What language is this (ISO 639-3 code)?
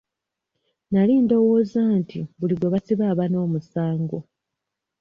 lug